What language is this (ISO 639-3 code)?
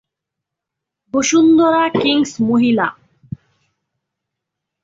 ben